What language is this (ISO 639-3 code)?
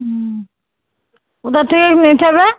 ben